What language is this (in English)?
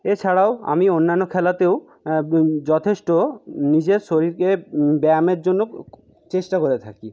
Bangla